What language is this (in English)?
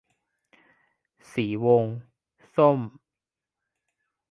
Thai